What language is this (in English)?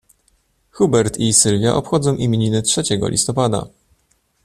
Polish